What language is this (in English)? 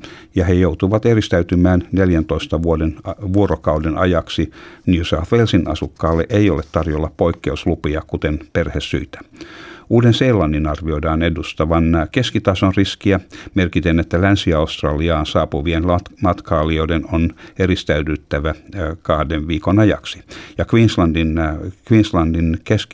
Finnish